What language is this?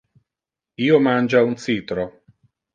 Interlingua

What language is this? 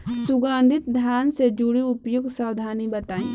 Bhojpuri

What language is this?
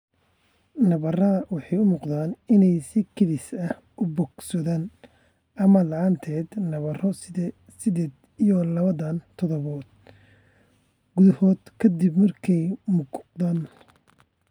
Somali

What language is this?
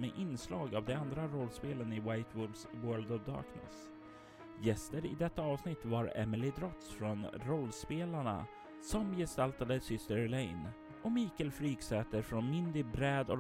Swedish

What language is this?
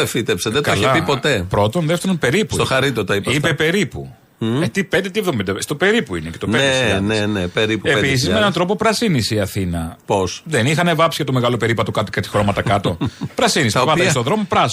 Greek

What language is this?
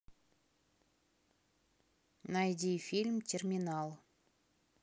Russian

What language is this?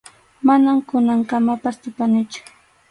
Arequipa-La Unión Quechua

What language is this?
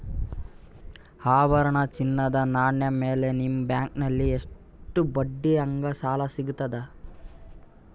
Kannada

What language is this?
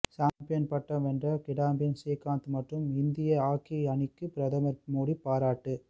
Tamil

